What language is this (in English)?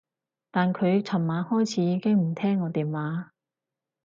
Cantonese